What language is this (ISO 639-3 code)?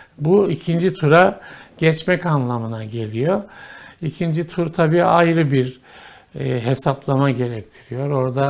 tur